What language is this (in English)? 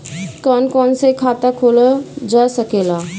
Bhojpuri